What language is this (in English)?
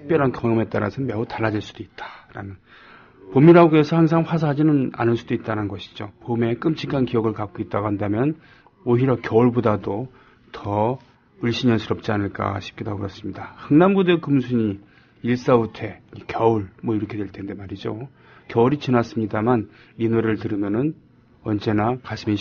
Korean